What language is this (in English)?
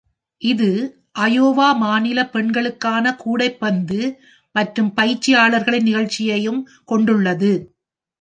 Tamil